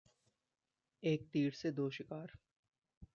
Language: Hindi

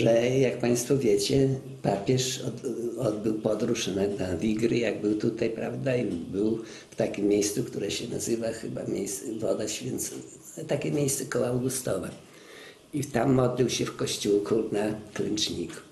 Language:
Polish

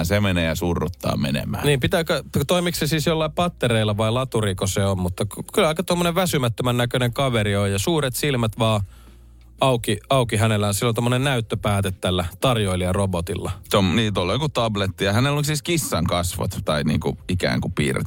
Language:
Finnish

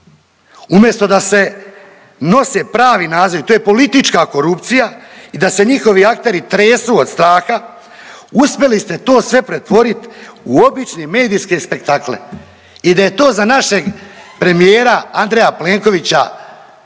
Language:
Croatian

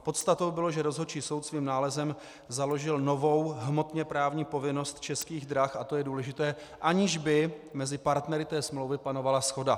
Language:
Czech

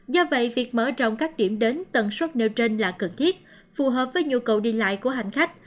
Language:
Vietnamese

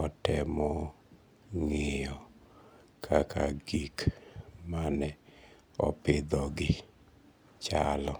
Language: Luo (Kenya and Tanzania)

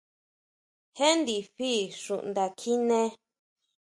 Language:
Huautla Mazatec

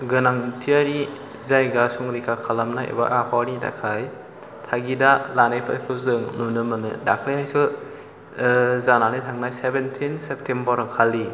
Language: Bodo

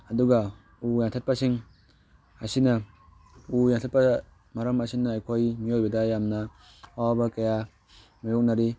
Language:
Manipuri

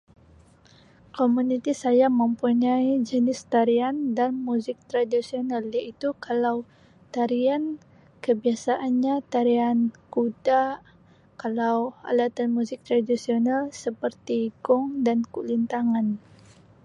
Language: Sabah Malay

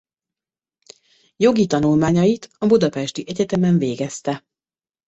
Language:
Hungarian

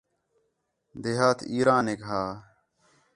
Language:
Khetrani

